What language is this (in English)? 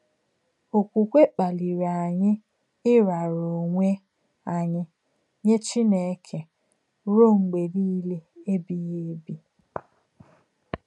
Igbo